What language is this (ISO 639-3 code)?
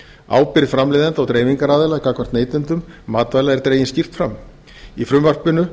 isl